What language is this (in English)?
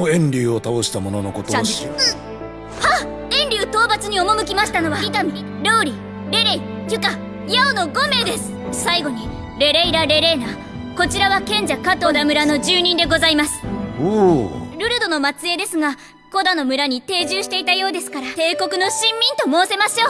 Japanese